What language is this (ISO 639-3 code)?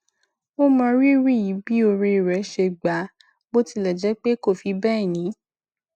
yor